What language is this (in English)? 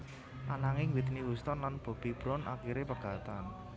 Javanese